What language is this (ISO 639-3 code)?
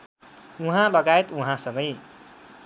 nep